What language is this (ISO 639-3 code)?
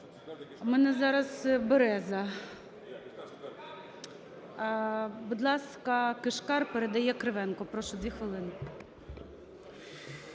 ukr